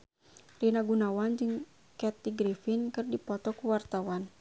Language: Sundanese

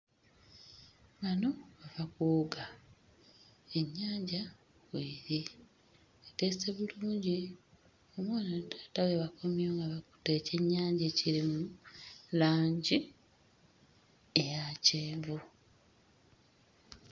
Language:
Ganda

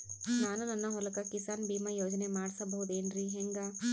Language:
Kannada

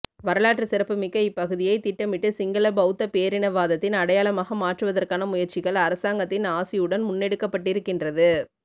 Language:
Tamil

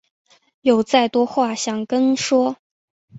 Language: Chinese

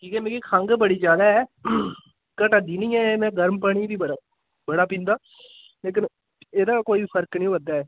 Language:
Dogri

